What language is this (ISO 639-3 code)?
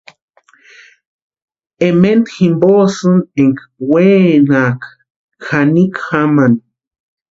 pua